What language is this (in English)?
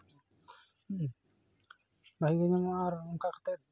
Santali